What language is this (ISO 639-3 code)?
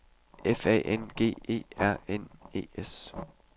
dan